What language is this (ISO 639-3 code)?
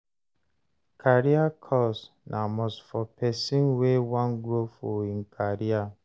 pcm